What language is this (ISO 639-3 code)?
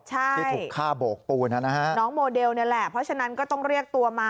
tha